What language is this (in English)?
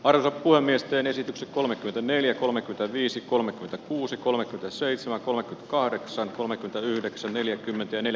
Finnish